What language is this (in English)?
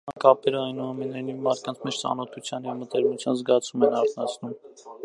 Armenian